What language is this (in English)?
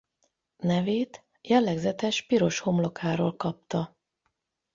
Hungarian